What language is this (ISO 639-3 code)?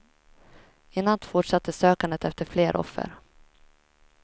swe